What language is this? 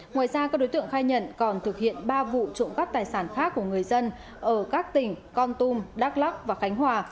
Vietnamese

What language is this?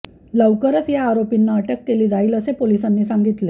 Marathi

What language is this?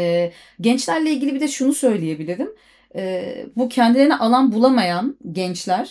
Turkish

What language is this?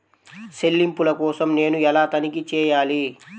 Telugu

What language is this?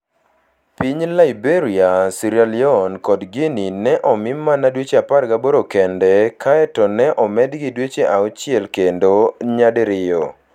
Luo (Kenya and Tanzania)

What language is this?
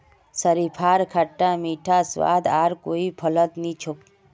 Magahi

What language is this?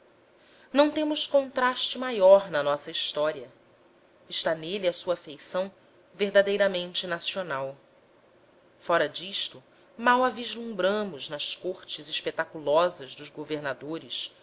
Portuguese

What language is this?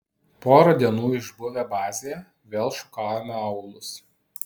Lithuanian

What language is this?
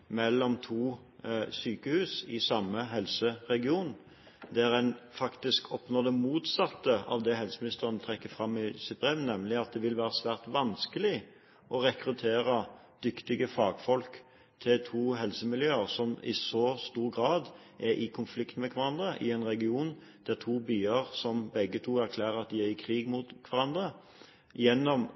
Norwegian Bokmål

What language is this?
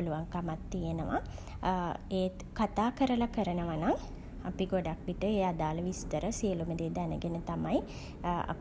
Sinhala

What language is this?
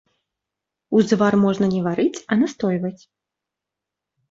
Belarusian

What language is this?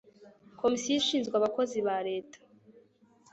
Kinyarwanda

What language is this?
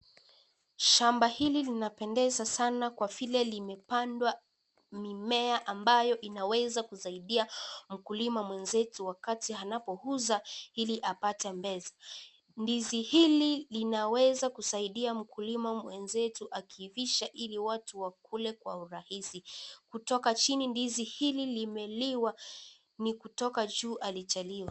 Swahili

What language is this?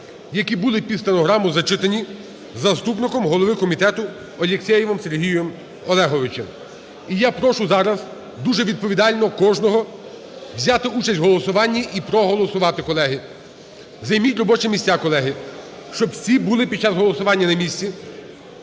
Ukrainian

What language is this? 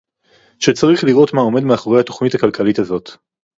Hebrew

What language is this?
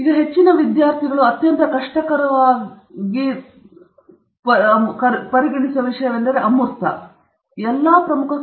Kannada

